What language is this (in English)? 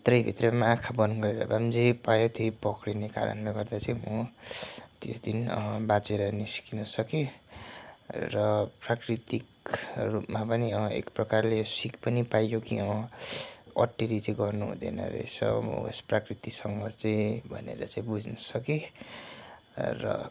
Nepali